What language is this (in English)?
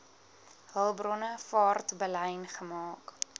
Afrikaans